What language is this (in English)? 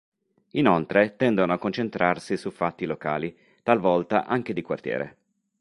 Italian